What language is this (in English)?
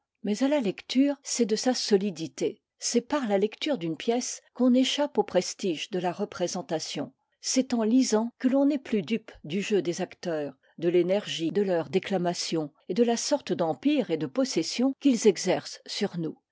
French